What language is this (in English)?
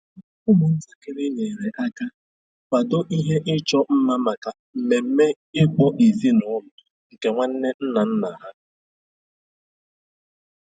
Igbo